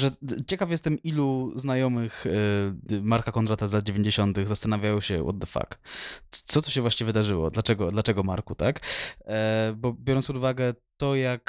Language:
Polish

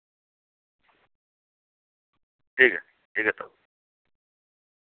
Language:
Urdu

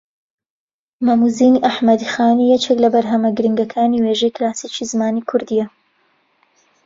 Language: Central Kurdish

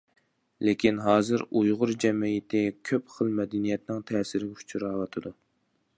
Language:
Uyghur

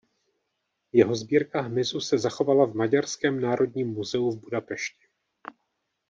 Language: Czech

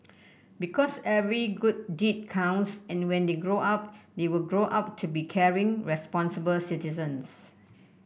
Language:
English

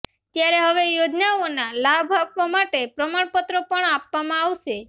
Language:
Gujarati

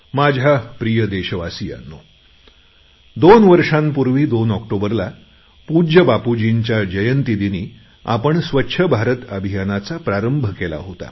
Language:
Marathi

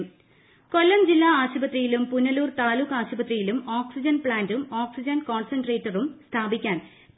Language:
Malayalam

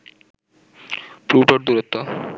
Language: Bangla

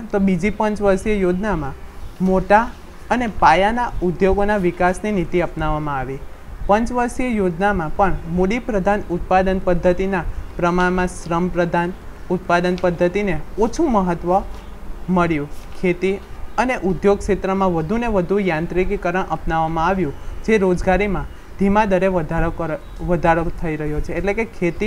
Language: Hindi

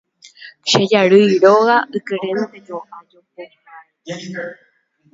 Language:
Guarani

